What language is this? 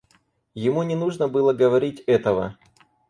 Russian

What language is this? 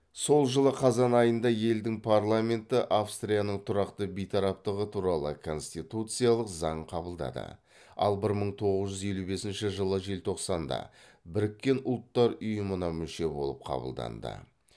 Kazakh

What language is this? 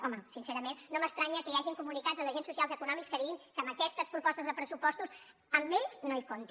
Catalan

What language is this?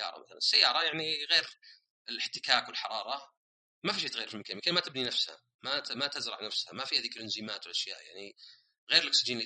Arabic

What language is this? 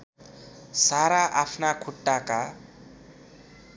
Nepali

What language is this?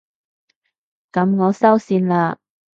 Cantonese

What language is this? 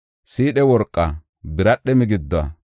Gofa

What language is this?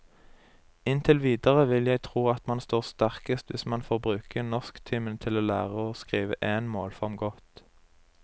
Norwegian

